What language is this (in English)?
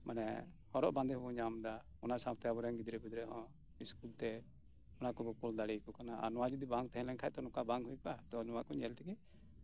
Santali